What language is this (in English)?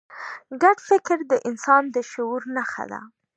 Pashto